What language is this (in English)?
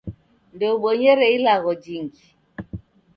Taita